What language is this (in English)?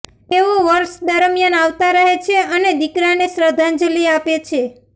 Gujarati